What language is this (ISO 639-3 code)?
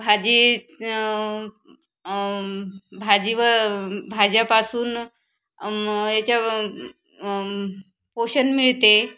mar